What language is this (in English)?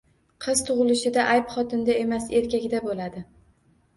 Uzbek